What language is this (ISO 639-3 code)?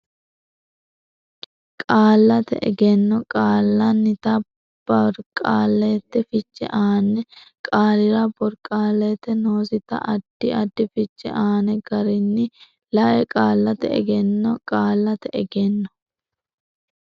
sid